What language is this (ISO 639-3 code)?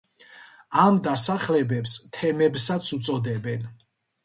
kat